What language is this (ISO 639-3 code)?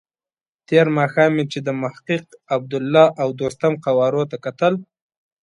pus